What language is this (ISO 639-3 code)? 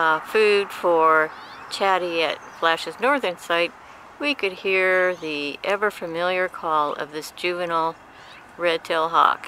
eng